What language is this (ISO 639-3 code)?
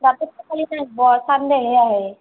asm